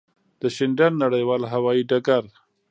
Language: Pashto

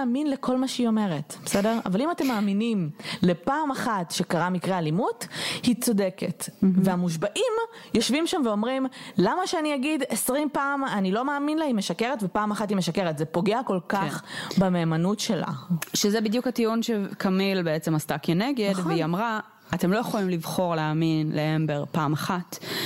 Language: Hebrew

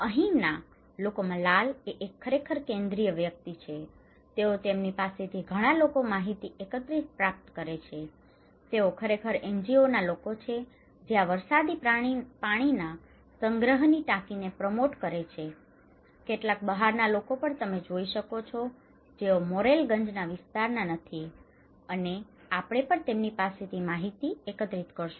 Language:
Gujarati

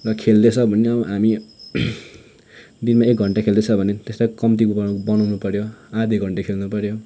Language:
Nepali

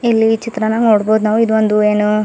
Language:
Kannada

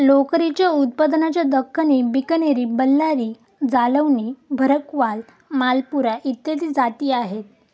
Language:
Marathi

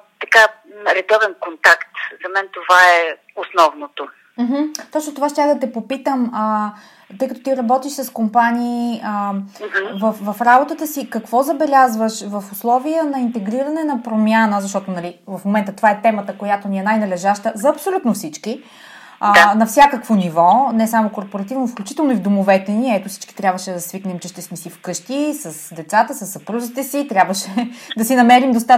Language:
Bulgarian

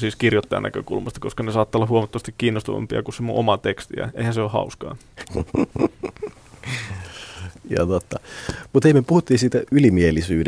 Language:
Finnish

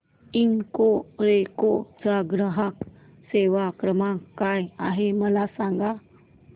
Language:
Marathi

